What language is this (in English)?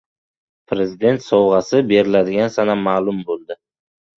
Uzbek